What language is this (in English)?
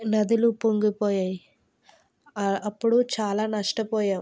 Telugu